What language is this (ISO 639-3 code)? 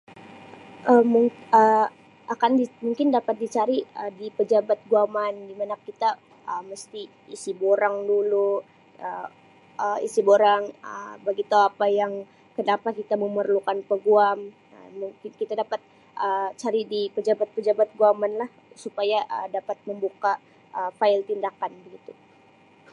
msi